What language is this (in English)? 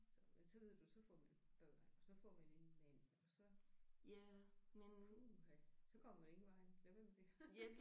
Danish